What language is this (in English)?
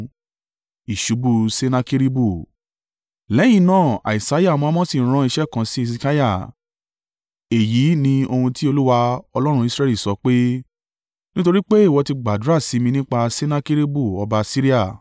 Yoruba